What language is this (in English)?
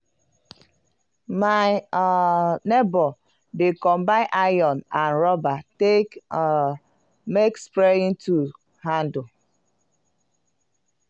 Nigerian Pidgin